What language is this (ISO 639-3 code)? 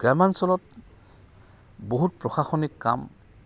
asm